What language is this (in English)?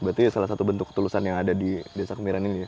Indonesian